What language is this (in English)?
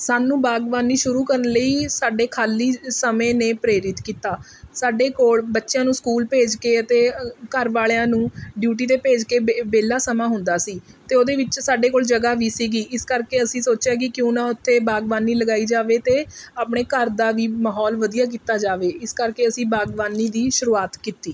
Punjabi